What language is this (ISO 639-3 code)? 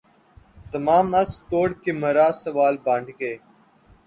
urd